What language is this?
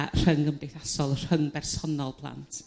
Welsh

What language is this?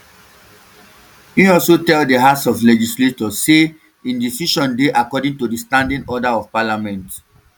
Nigerian Pidgin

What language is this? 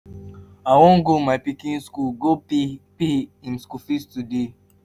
Nigerian Pidgin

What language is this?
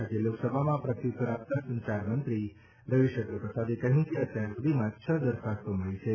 Gujarati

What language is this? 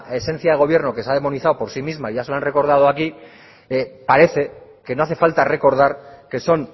Spanish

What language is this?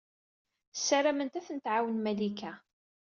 Kabyle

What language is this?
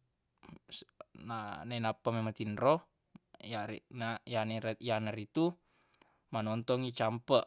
Buginese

